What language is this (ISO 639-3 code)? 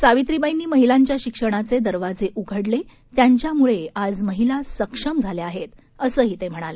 mar